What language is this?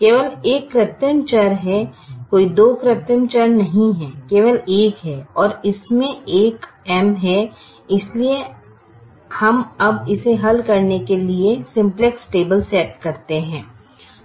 Hindi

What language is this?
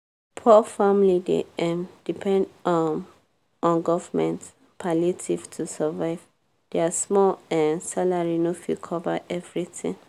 Nigerian Pidgin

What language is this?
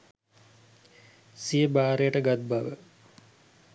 Sinhala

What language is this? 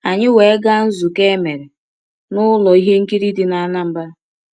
Igbo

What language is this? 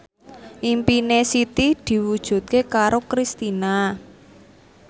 Javanese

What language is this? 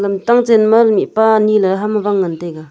Wancho Naga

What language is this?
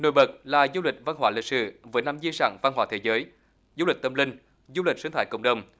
Vietnamese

